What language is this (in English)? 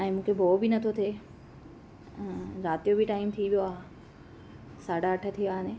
Sindhi